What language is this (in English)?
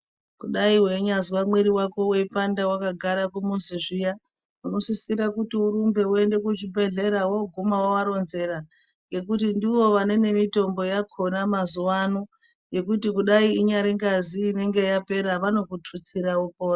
Ndau